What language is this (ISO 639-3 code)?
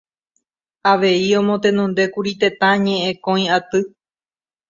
grn